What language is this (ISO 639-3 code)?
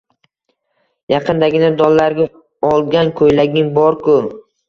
uzb